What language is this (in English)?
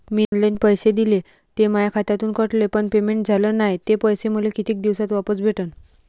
Marathi